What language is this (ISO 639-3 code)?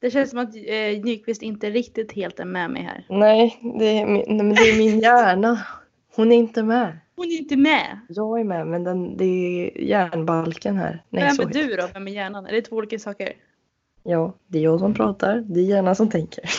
swe